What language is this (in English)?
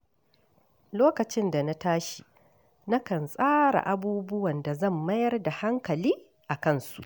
Hausa